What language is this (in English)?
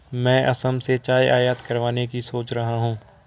Hindi